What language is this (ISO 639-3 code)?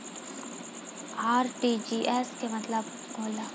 bho